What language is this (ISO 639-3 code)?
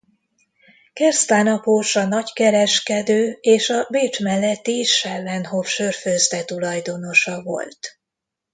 hun